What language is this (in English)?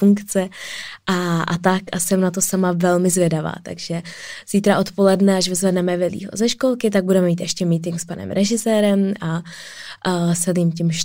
Czech